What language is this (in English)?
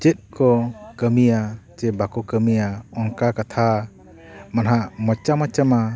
Santali